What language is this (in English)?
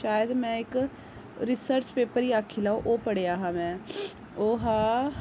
Dogri